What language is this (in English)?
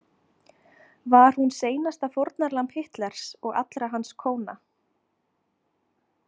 Icelandic